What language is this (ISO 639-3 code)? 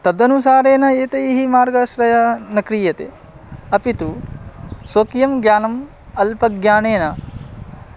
san